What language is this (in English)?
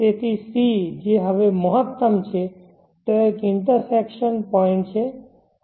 Gujarati